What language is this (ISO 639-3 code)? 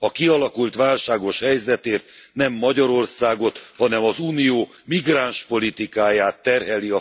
hun